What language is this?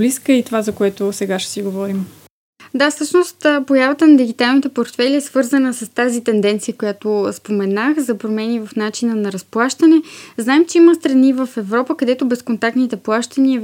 Bulgarian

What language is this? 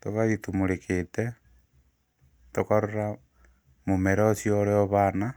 Kikuyu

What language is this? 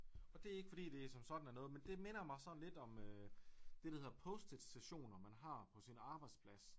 Danish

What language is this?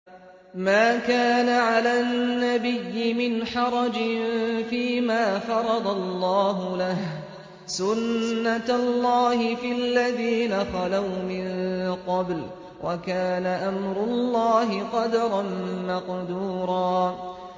Arabic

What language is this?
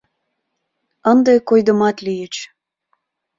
Mari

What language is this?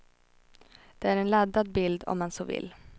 Swedish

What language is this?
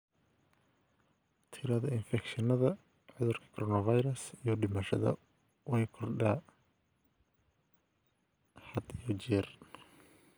Somali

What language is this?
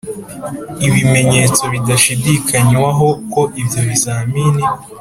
Kinyarwanda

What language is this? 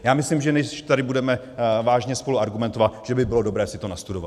Czech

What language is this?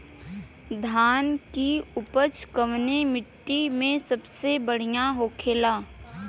Bhojpuri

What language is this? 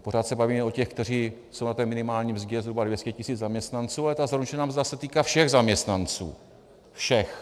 Czech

